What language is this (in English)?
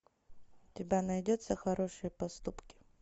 Russian